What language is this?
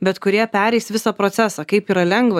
Lithuanian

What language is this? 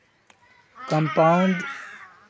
Magahi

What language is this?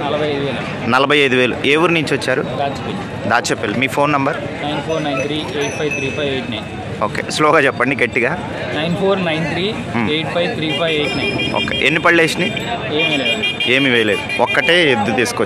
Telugu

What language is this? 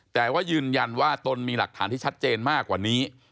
Thai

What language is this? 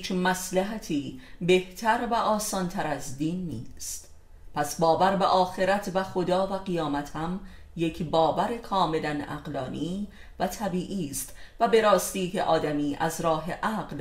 Persian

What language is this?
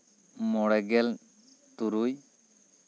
Santali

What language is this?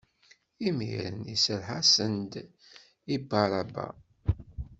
Kabyle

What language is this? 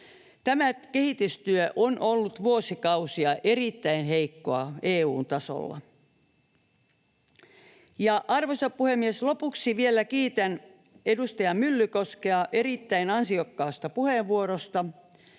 Finnish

